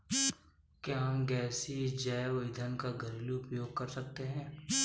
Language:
Hindi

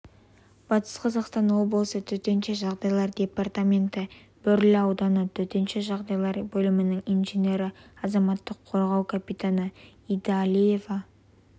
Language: Kazakh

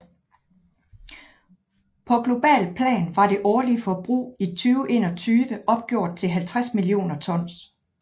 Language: Danish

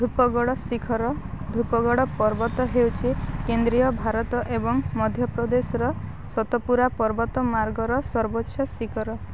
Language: Odia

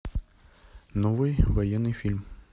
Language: Russian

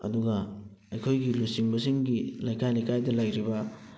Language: Manipuri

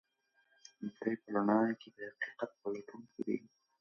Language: Pashto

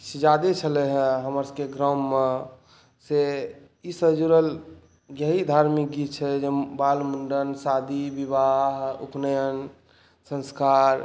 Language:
Maithili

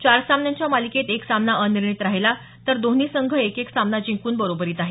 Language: Marathi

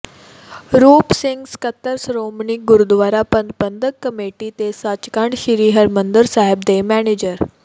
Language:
Punjabi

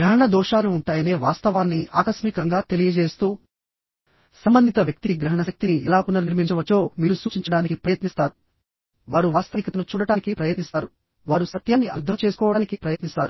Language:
Telugu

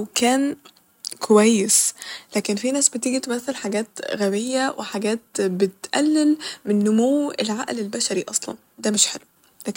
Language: Egyptian Arabic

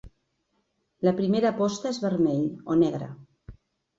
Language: Catalan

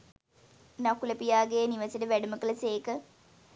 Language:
Sinhala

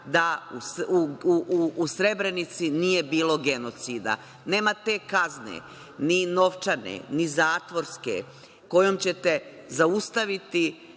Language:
Serbian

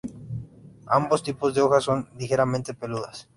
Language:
Spanish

